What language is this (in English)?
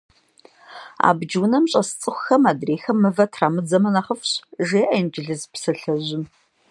Kabardian